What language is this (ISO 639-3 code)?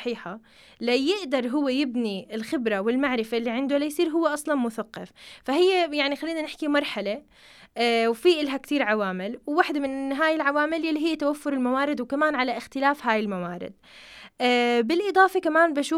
ara